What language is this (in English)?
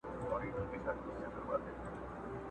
Pashto